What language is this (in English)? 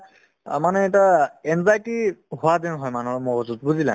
Assamese